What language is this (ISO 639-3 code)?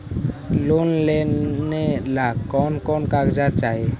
mag